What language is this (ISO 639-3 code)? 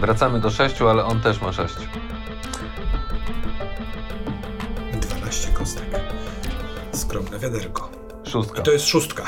pol